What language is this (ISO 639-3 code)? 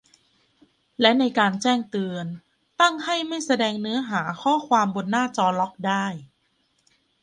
tha